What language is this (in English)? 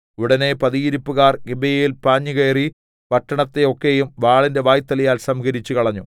Malayalam